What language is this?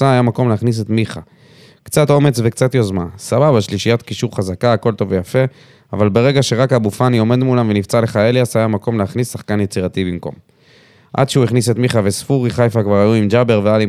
Hebrew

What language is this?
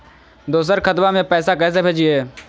Magahi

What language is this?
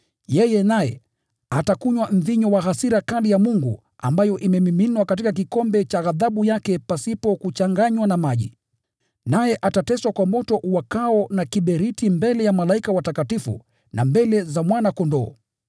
Swahili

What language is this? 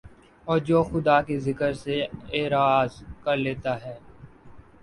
Urdu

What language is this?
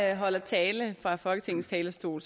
Danish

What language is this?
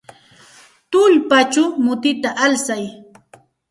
Santa Ana de Tusi Pasco Quechua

